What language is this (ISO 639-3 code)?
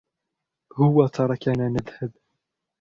ara